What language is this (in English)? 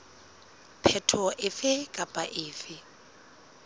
Southern Sotho